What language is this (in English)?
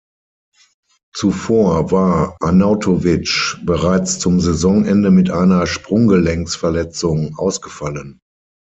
German